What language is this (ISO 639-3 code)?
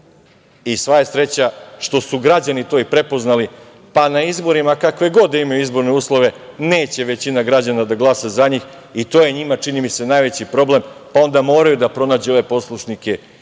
srp